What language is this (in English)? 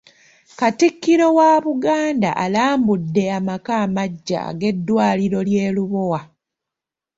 Ganda